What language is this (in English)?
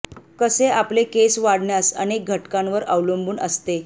Marathi